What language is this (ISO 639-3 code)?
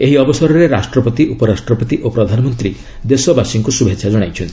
ori